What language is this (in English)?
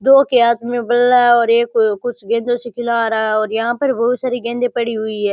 Rajasthani